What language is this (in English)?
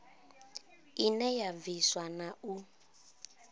Venda